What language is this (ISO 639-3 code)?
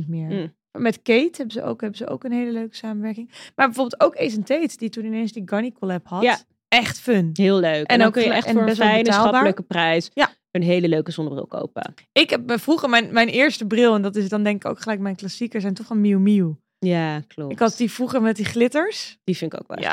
nld